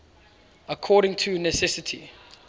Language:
English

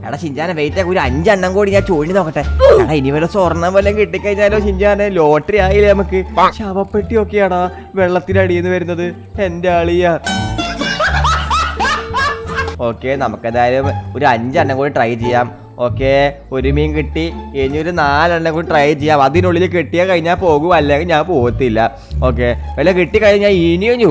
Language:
Thai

